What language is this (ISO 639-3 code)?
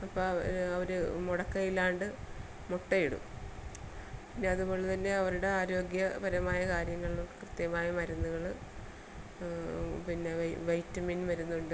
mal